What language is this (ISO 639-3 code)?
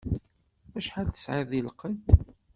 kab